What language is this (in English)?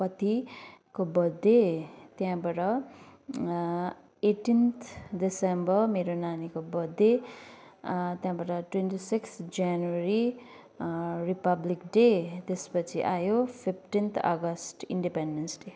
Nepali